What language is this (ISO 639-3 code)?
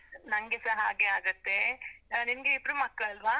kan